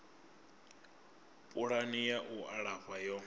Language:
Venda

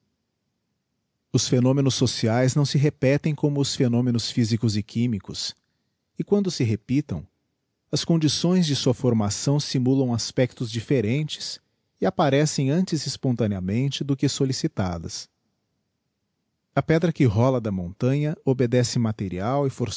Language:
Portuguese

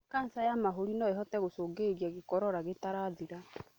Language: Kikuyu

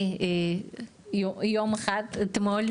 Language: Hebrew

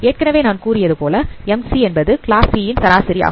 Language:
Tamil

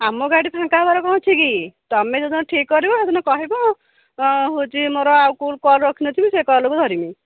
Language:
Odia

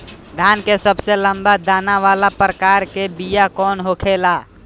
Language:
Bhojpuri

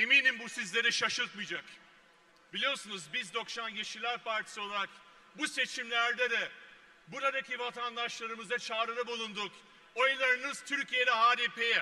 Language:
Turkish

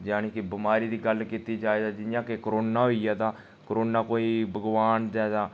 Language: Dogri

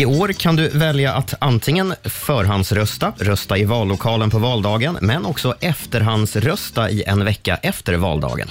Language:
Swedish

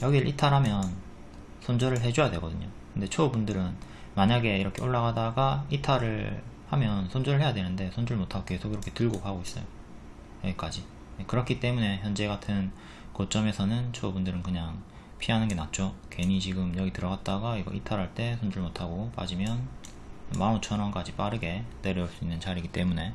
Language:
Korean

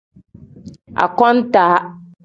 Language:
Tem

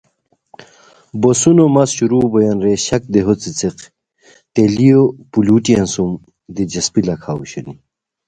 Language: Khowar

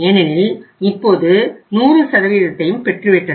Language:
Tamil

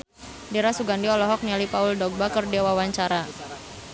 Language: Sundanese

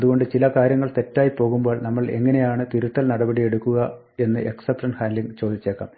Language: Malayalam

